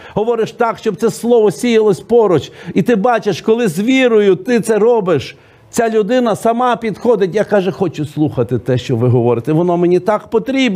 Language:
Ukrainian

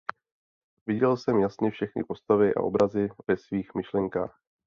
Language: Czech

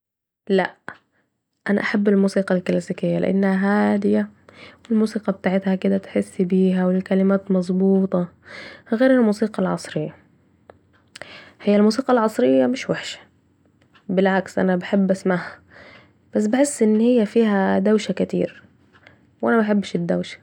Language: Saidi Arabic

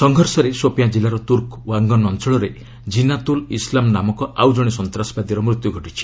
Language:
Odia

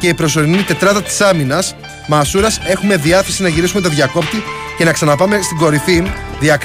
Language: Greek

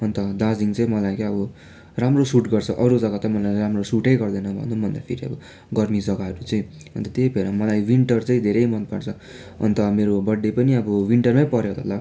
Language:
Nepali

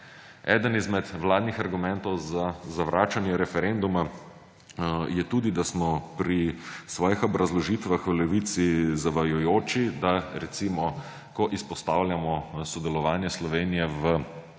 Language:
Slovenian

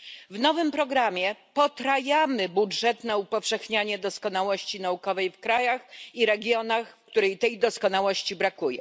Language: Polish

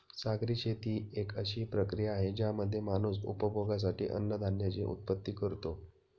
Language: Marathi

